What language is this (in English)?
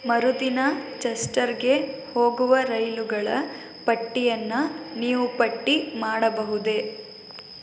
Kannada